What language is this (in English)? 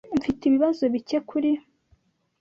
Kinyarwanda